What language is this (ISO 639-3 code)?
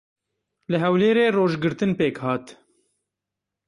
kur